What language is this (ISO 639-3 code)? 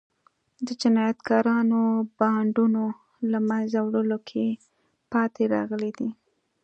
pus